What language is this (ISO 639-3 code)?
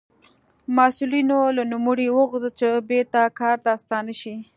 pus